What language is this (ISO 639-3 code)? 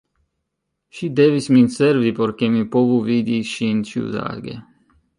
epo